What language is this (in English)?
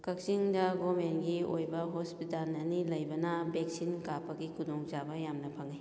Manipuri